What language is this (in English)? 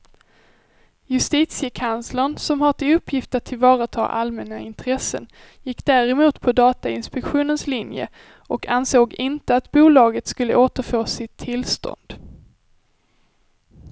Swedish